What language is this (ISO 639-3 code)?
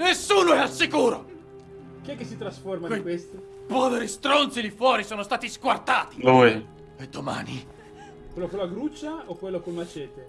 ita